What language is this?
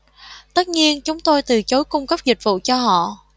Vietnamese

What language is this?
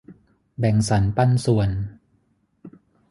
Thai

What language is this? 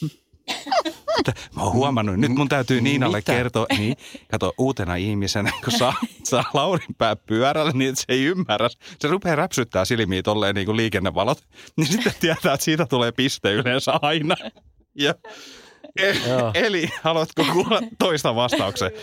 Finnish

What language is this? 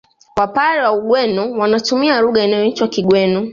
Swahili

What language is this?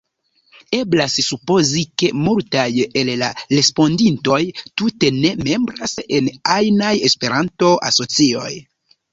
Esperanto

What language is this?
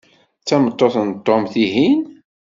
Kabyle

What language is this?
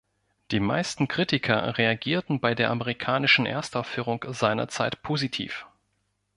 German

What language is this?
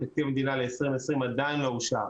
Hebrew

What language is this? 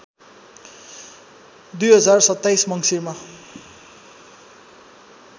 Nepali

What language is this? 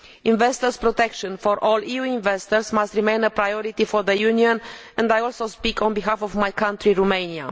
English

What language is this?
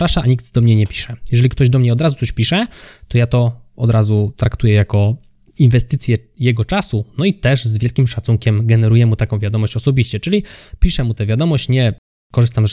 Polish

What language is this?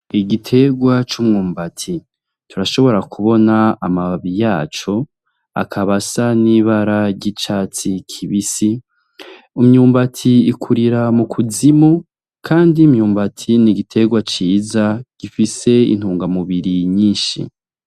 Rundi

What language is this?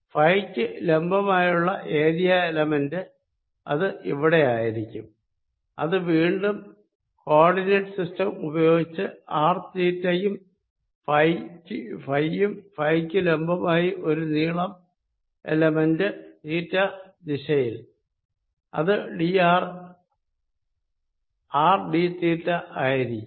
Malayalam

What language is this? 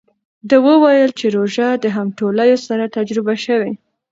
Pashto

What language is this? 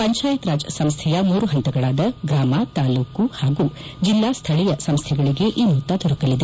Kannada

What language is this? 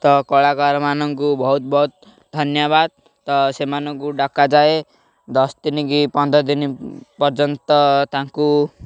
Odia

